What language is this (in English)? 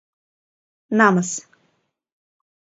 Mari